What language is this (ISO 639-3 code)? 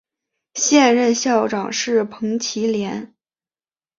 zho